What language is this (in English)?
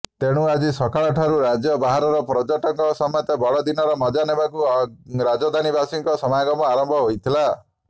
Odia